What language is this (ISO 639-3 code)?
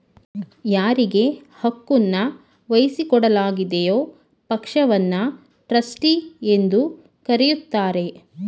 kan